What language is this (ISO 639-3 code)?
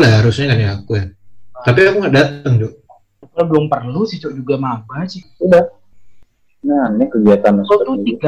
ind